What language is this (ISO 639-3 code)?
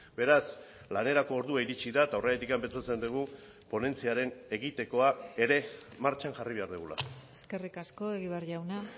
eus